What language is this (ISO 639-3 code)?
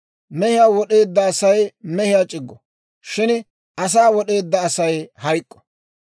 dwr